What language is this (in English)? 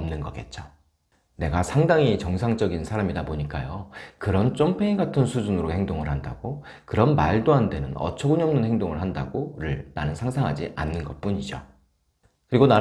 Korean